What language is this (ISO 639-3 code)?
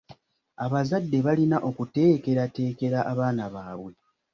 lug